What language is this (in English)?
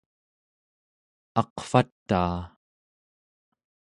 Central Yupik